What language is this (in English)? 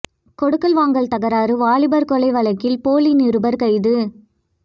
Tamil